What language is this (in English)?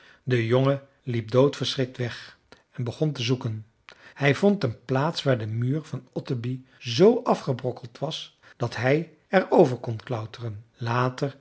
Dutch